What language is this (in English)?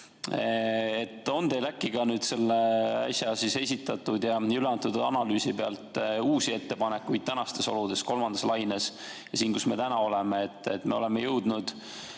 Estonian